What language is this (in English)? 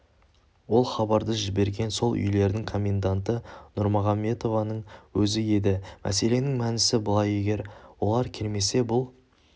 Kazakh